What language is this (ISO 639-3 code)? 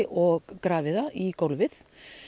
isl